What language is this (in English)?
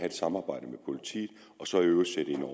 Danish